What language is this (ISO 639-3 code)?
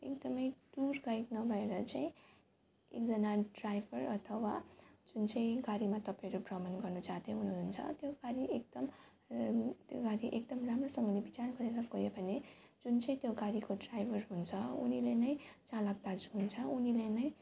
nep